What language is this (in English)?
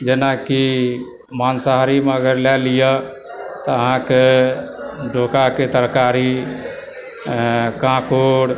Maithili